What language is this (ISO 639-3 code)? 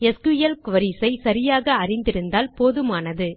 tam